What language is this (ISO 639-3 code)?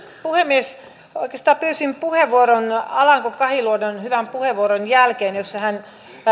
fin